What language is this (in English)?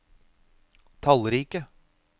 Norwegian